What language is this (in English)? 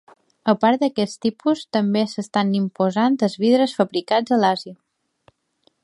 Catalan